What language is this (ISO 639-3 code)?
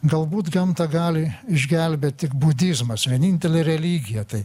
lit